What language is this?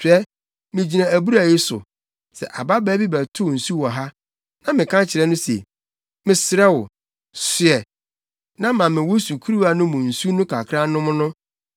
Akan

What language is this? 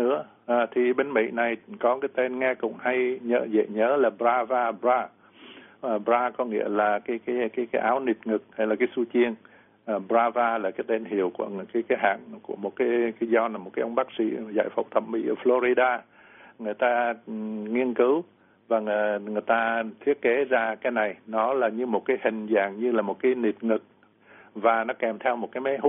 Vietnamese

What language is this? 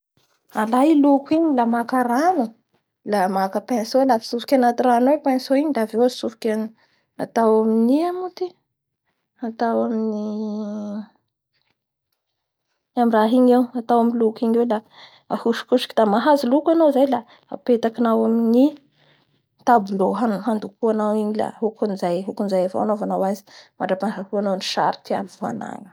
Bara Malagasy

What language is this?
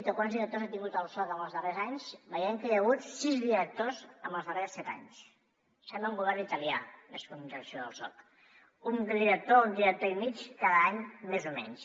Catalan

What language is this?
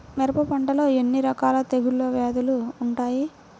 Telugu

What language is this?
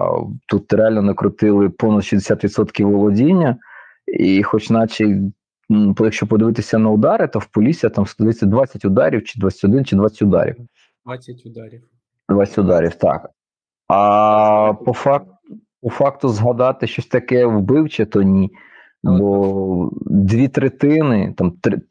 Ukrainian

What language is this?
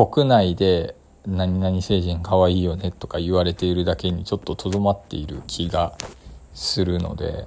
Japanese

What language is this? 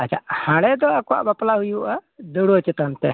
Santali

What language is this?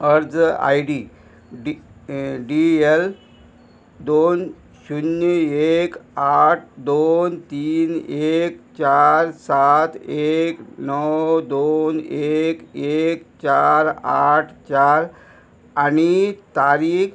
Konkani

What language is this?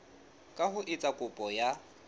Southern Sotho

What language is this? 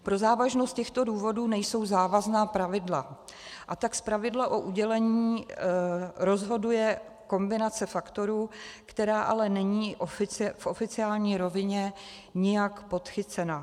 Czech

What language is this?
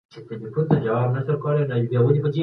Pashto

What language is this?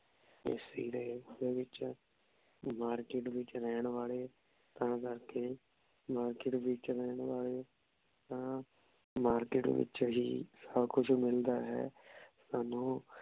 Punjabi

